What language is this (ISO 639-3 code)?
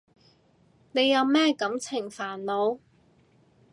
yue